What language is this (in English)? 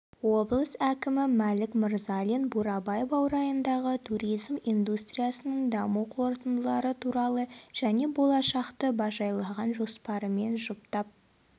Kazakh